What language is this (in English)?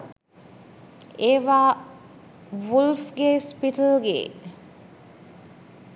Sinhala